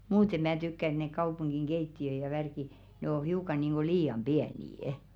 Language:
Finnish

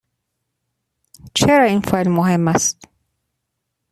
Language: Persian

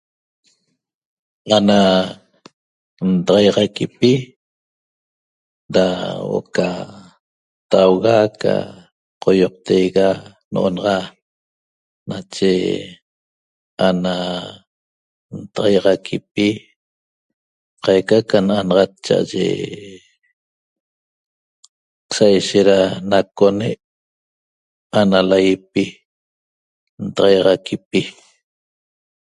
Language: Toba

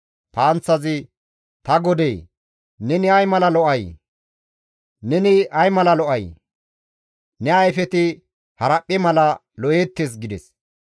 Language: Gamo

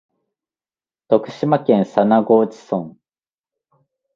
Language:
Japanese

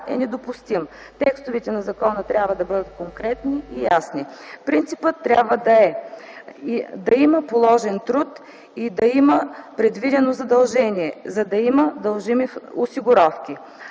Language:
Bulgarian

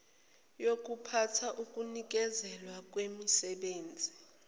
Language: Zulu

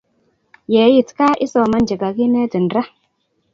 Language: Kalenjin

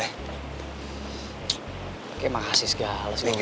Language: Indonesian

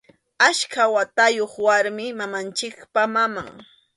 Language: Arequipa-La Unión Quechua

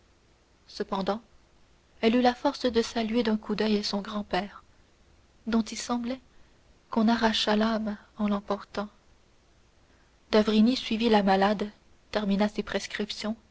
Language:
French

